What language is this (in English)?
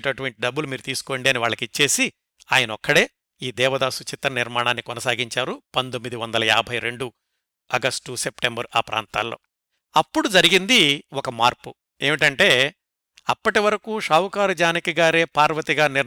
Telugu